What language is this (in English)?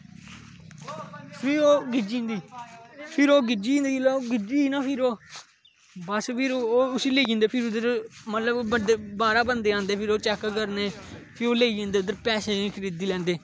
Dogri